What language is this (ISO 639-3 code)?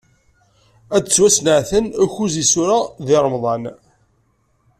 kab